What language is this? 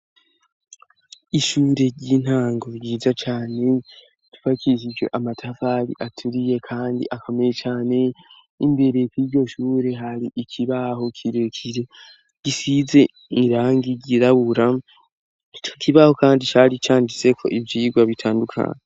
Rundi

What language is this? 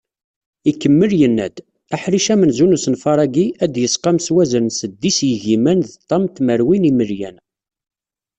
Kabyle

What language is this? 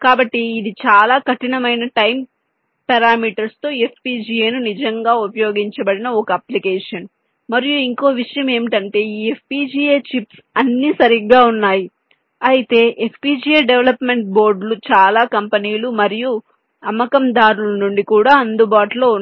Telugu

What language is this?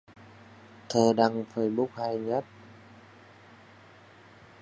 Vietnamese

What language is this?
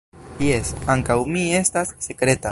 Esperanto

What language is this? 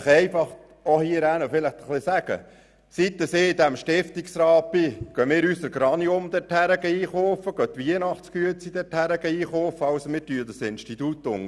Swiss German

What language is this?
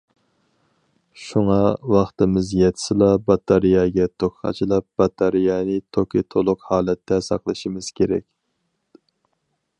Uyghur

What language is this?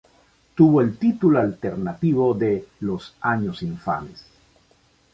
Spanish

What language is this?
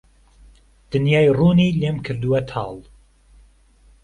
Central Kurdish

